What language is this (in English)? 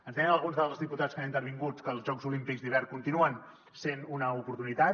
Catalan